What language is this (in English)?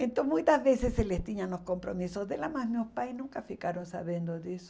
Portuguese